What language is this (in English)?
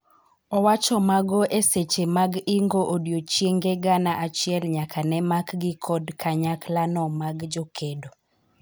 Luo (Kenya and Tanzania)